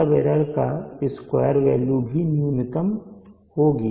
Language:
Hindi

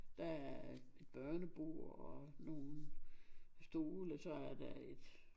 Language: Danish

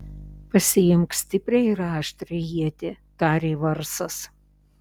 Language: Lithuanian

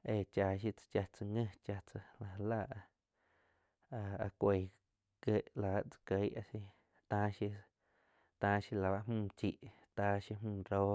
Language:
Quiotepec Chinantec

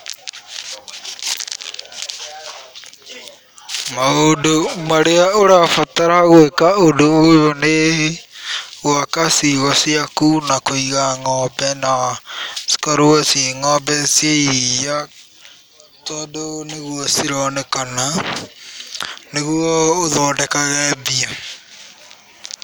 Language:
Kikuyu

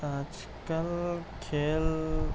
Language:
Urdu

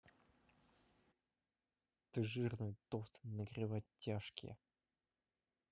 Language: Russian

